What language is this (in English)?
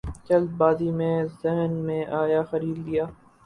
Urdu